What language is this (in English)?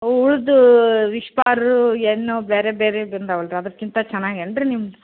Kannada